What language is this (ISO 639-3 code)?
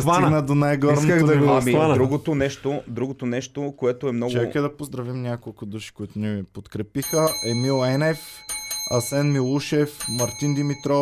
bul